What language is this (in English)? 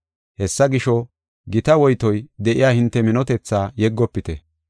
Gofa